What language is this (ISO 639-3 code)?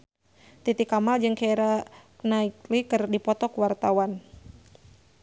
sun